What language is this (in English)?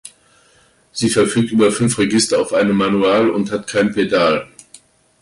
German